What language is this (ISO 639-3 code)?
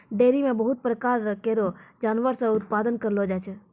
mai